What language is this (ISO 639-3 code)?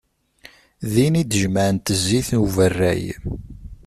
kab